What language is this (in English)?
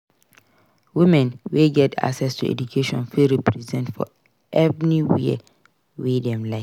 Nigerian Pidgin